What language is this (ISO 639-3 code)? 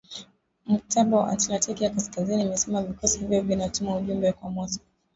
swa